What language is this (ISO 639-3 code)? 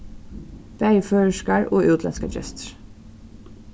fao